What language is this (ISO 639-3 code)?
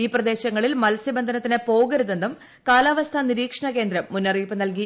mal